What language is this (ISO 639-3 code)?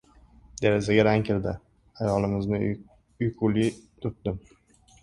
uzb